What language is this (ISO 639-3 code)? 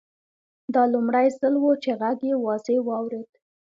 pus